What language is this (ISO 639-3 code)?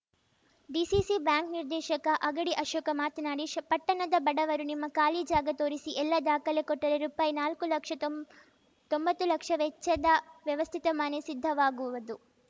kan